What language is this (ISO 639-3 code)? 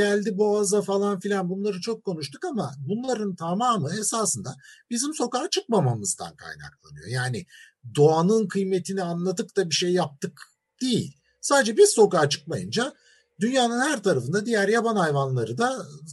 tur